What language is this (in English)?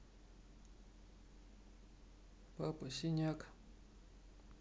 Russian